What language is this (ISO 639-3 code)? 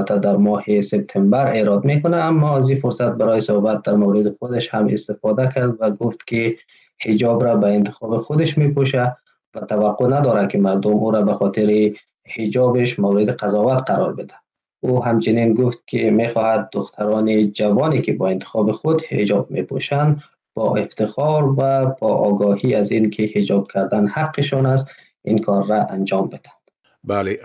fas